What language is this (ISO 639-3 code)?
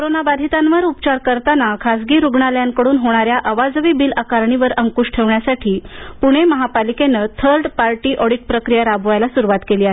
mar